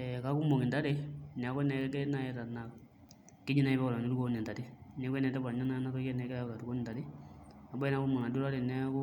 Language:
Masai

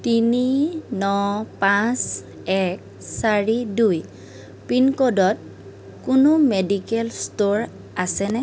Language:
Assamese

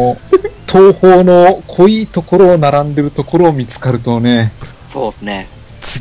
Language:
Japanese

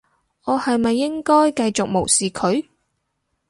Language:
Cantonese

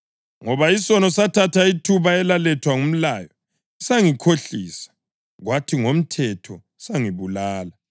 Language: North Ndebele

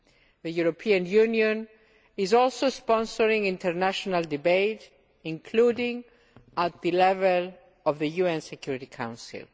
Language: English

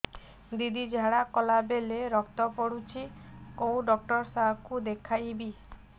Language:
Odia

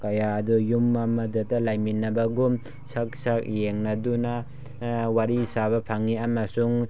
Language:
Manipuri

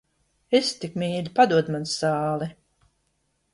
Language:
Latvian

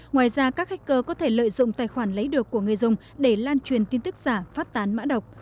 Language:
Vietnamese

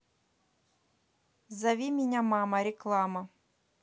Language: Russian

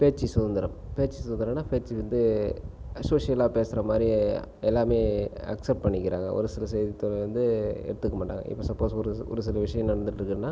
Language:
Tamil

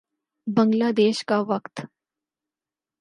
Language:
Urdu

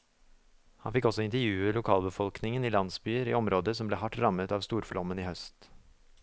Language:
Norwegian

